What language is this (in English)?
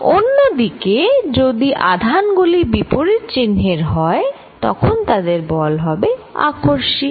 Bangla